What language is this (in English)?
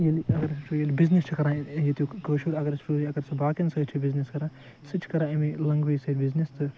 Kashmiri